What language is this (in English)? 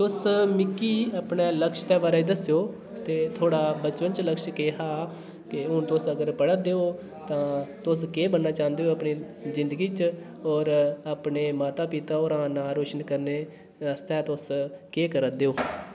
Dogri